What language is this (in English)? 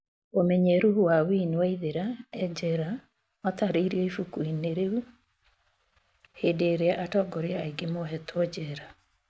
Kikuyu